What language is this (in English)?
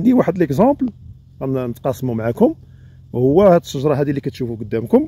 Arabic